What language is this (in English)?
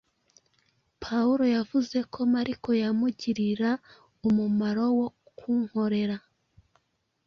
Kinyarwanda